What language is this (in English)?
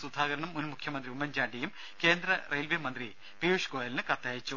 Malayalam